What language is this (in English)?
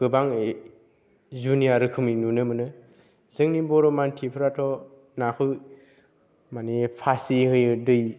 Bodo